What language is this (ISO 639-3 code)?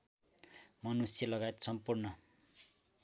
nep